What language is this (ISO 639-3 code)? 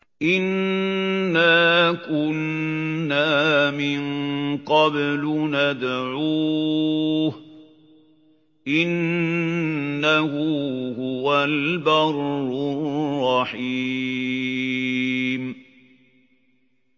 ara